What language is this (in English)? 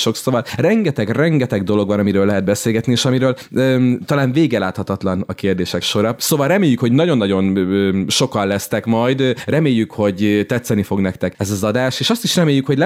Hungarian